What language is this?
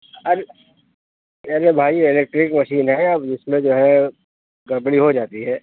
Urdu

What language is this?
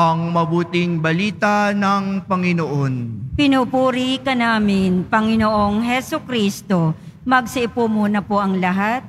Filipino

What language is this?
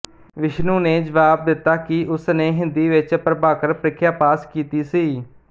Punjabi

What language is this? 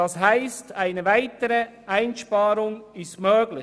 Swiss German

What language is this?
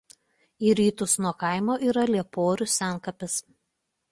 Lithuanian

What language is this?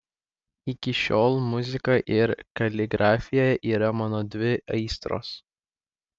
Lithuanian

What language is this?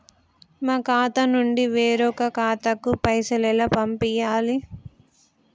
Telugu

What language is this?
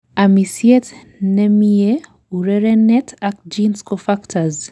Kalenjin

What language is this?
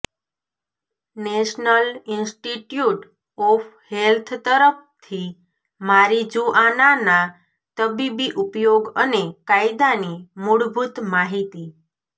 Gujarati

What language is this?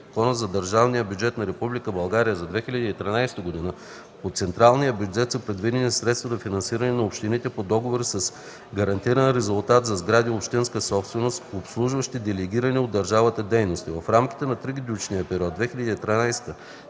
Bulgarian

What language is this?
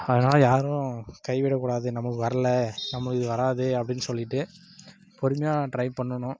Tamil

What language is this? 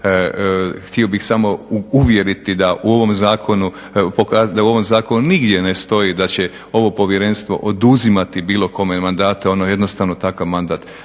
Croatian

